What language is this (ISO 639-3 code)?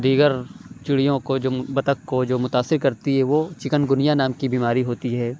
urd